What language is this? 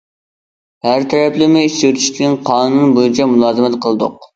Uyghur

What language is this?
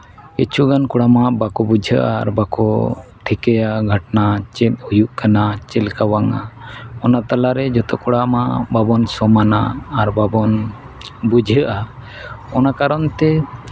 Santali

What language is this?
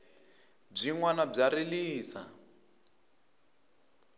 Tsonga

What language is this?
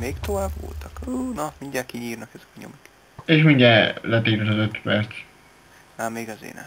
Hungarian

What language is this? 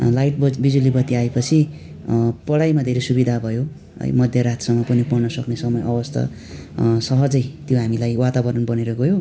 Nepali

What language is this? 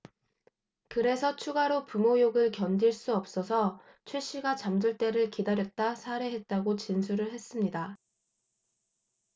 Korean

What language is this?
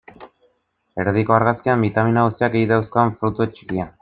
Basque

